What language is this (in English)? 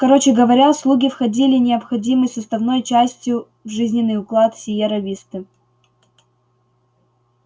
Russian